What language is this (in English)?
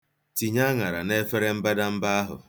Igbo